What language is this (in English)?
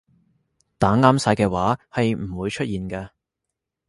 Cantonese